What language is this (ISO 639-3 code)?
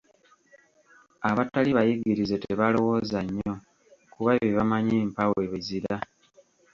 lug